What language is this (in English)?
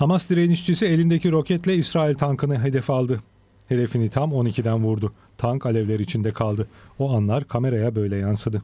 Turkish